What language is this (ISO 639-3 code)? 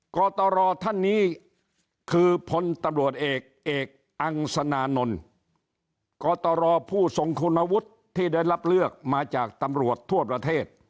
tha